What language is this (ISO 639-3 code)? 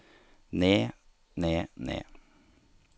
nor